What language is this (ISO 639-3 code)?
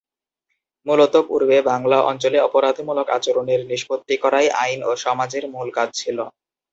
ben